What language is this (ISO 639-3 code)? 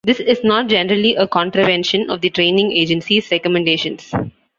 eng